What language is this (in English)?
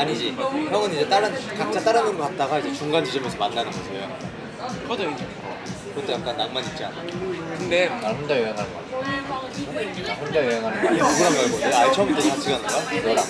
Korean